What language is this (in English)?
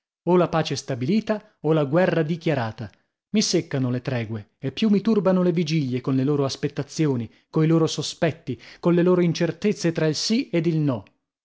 Italian